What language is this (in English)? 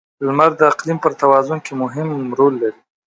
Pashto